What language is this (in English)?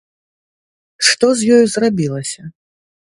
Belarusian